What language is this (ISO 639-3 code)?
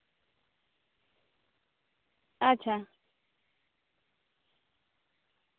sat